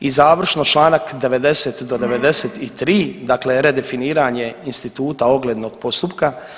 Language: Croatian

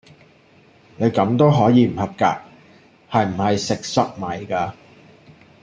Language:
Cantonese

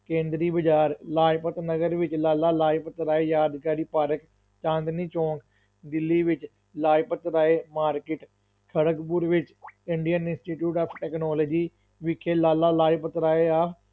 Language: Punjabi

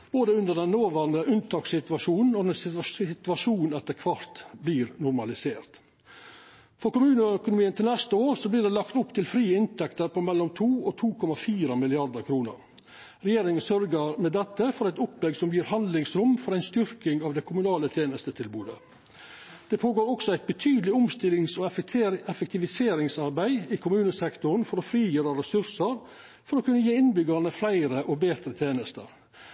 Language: Norwegian Nynorsk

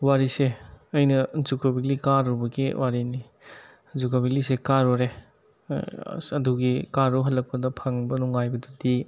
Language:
Manipuri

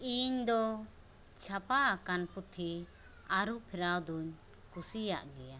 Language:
Santali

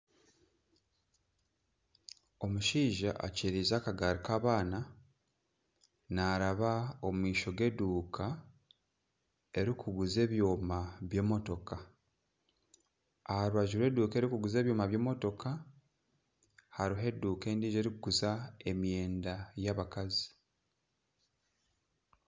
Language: Nyankole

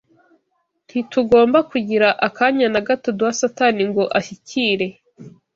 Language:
Kinyarwanda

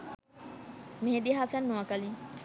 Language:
Bangla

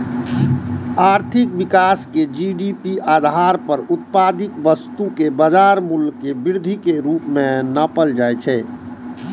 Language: Maithili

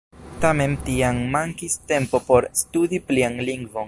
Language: Esperanto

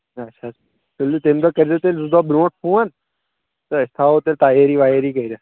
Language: Kashmiri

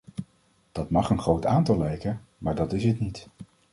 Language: Dutch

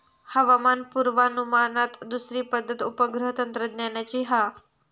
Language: Marathi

